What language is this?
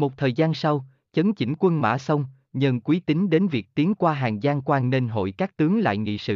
Vietnamese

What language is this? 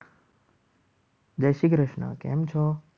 Gujarati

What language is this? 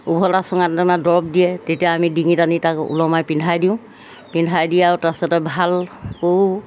Assamese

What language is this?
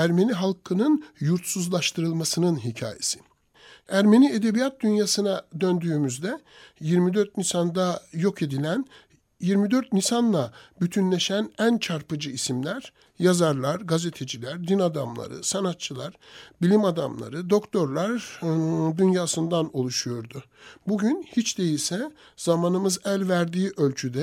Turkish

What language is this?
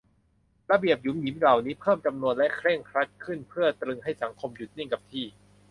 Thai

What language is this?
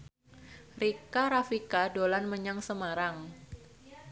Javanese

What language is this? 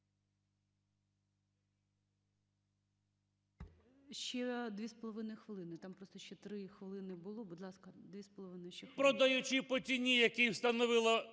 Ukrainian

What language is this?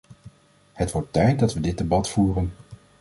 Dutch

